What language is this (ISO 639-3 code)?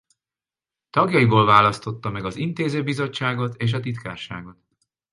hun